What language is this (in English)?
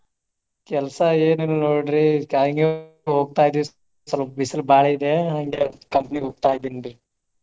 Kannada